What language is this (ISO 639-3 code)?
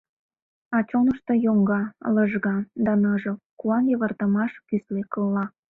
chm